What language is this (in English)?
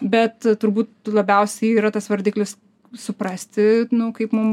Lithuanian